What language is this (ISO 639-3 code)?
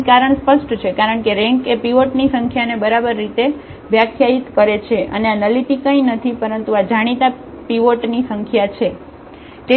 guj